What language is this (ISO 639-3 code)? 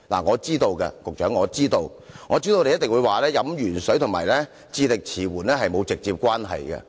yue